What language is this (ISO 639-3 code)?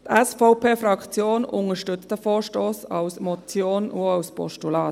gsw